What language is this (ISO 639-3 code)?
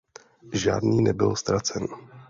ces